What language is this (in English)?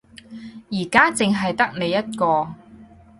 Cantonese